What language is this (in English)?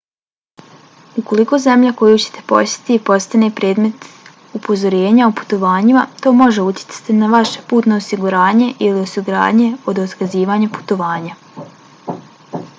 Bosnian